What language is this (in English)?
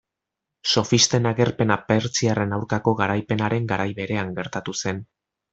Basque